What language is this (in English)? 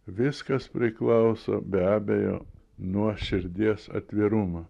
Lithuanian